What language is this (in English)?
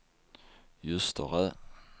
Swedish